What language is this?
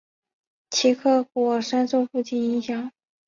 Chinese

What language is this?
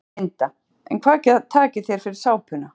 Icelandic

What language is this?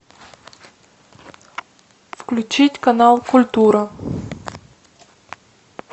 Russian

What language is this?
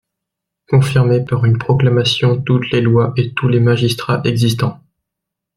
French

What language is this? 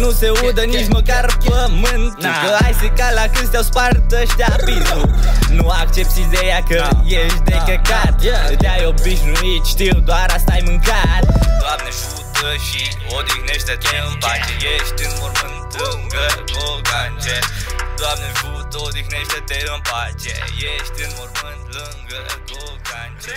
Romanian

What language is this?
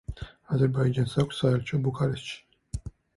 Georgian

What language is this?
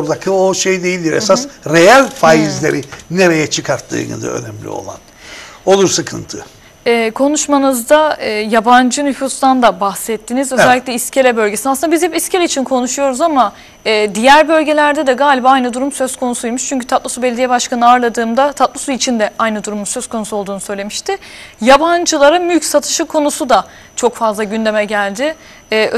Turkish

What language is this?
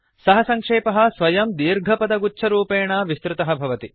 Sanskrit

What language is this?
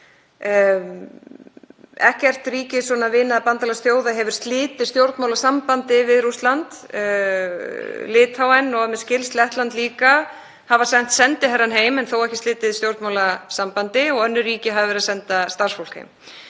Icelandic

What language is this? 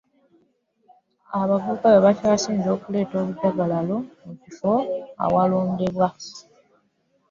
Ganda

